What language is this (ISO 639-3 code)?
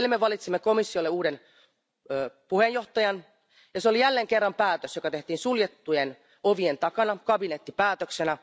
fin